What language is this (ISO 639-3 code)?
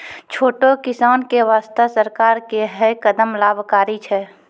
mai